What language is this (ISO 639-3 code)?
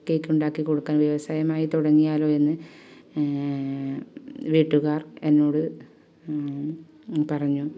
mal